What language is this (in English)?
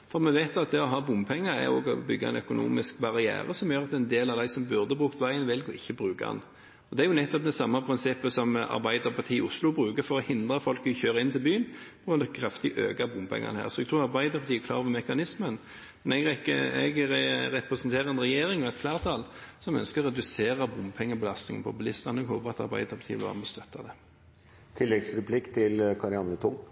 Norwegian Bokmål